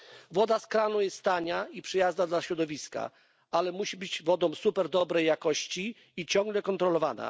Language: Polish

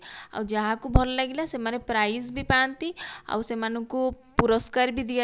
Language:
Odia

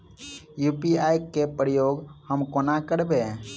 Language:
Maithili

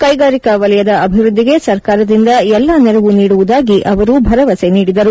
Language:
Kannada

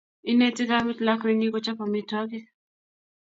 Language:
Kalenjin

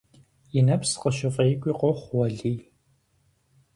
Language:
Kabardian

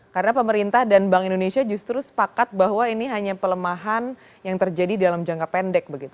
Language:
Indonesian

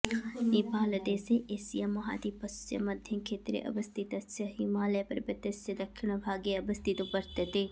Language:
Sanskrit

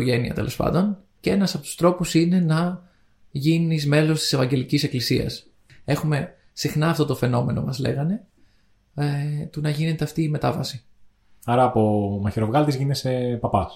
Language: Greek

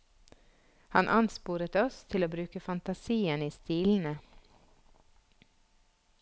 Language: Norwegian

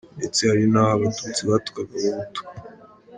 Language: Kinyarwanda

